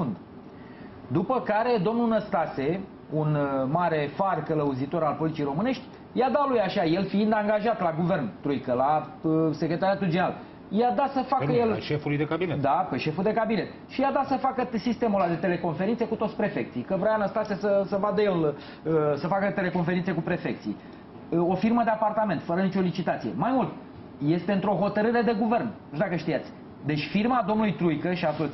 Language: Romanian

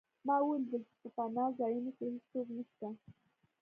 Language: Pashto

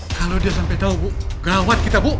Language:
Indonesian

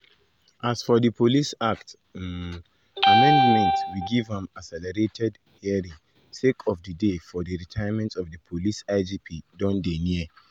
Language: Nigerian Pidgin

